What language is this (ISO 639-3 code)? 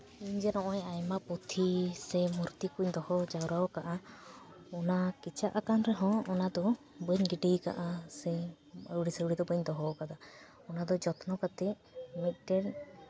sat